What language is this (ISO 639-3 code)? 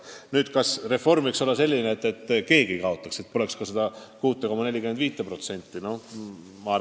est